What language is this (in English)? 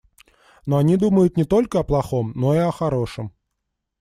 Russian